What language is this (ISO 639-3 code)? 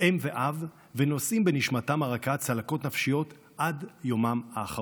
heb